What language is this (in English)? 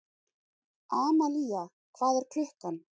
Icelandic